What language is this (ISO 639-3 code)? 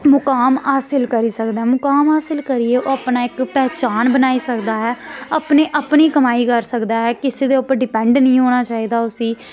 doi